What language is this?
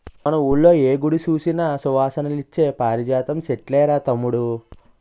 Telugu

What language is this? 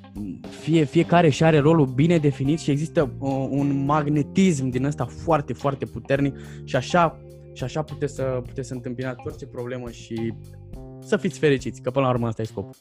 Romanian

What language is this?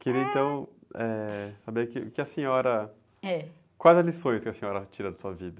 Portuguese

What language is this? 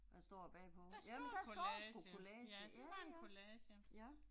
Danish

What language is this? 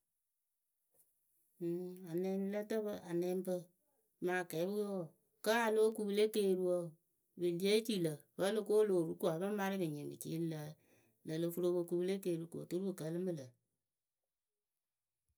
Akebu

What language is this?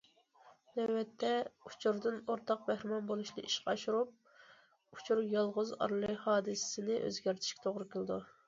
Uyghur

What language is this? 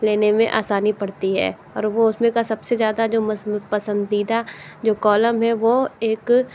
Hindi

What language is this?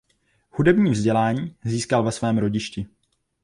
Czech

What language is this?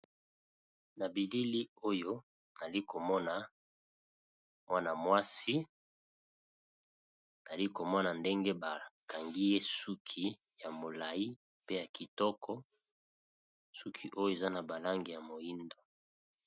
Lingala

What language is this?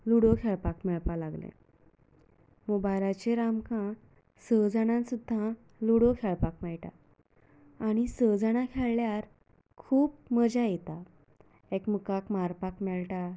Konkani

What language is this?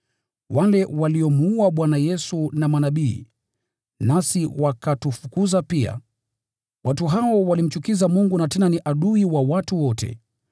Swahili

